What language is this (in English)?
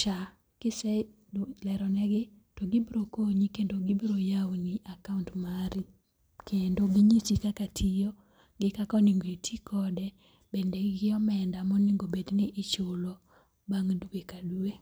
Luo (Kenya and Tanzania)